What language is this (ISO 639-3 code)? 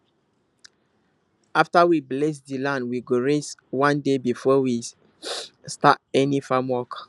pcm